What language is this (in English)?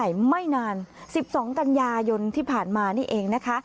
Thai